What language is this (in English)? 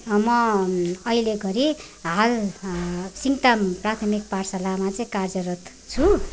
Nepali